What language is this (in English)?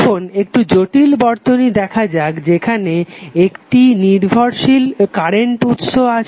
Bangla